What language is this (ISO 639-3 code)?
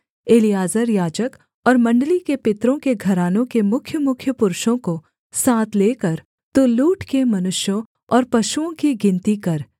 hin